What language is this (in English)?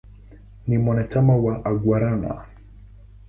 Swahili